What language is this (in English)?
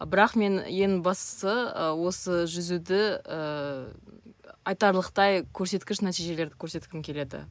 Kazakh